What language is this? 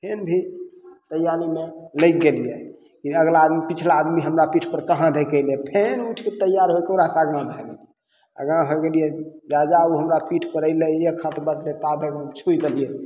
Maithili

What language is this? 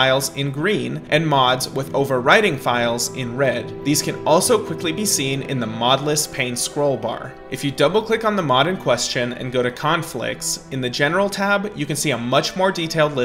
English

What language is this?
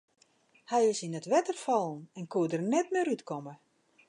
Western Frisian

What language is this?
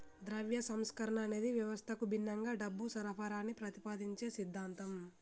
Telugu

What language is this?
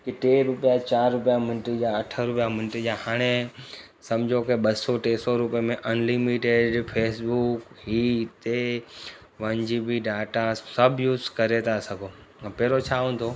Sindhi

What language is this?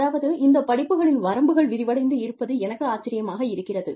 Tamil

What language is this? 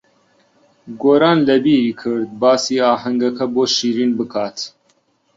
Central Kurdish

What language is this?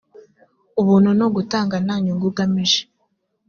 Kinyarwanda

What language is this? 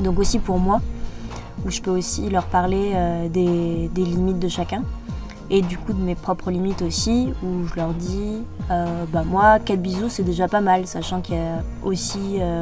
French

